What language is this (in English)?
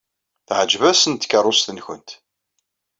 Kabyle